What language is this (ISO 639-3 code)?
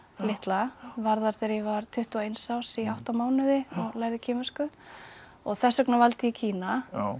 isl